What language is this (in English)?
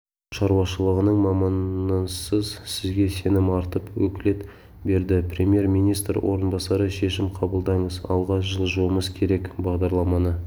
Kazakh